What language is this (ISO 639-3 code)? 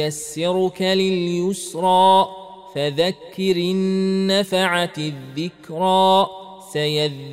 ara